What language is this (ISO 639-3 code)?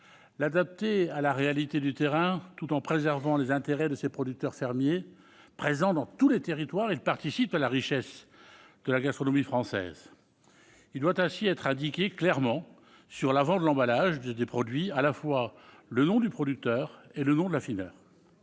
fra